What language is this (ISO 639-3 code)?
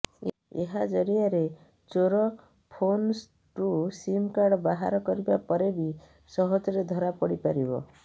ori